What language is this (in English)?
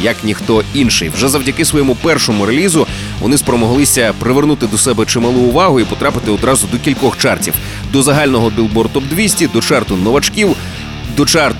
Ukrainian